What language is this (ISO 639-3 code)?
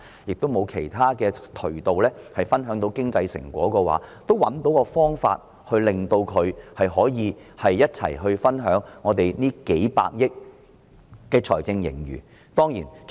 yue